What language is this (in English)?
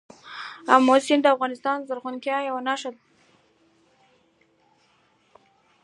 Pashto